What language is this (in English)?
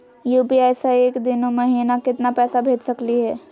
Magahi